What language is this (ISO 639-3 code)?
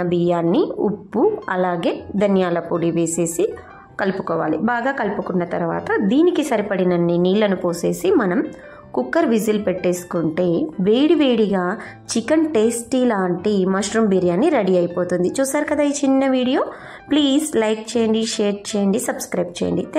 tel